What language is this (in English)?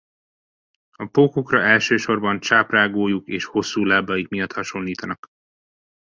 Hungarian